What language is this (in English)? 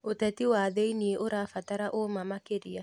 Kikuyu